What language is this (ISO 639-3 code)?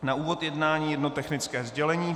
ces